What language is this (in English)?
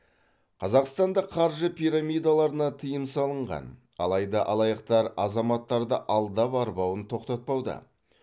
Kazakh